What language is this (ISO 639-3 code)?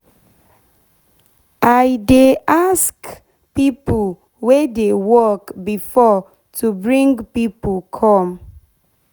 pcm